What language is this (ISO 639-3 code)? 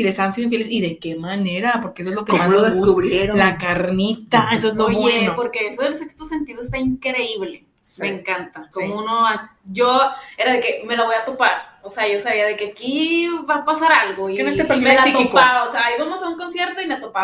spa